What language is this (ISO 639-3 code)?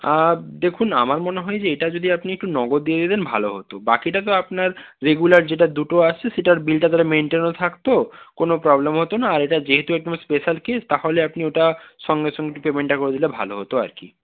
ben